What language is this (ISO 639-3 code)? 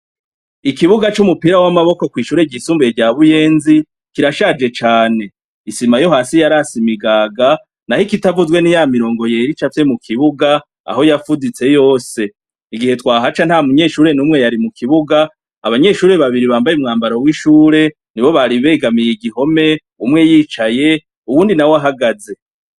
run